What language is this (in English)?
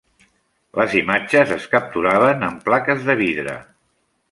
Catalan